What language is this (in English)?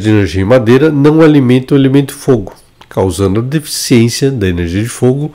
Portuguese